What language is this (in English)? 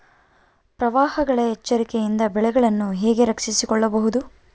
Kannada